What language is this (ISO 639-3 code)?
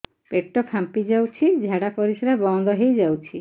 ori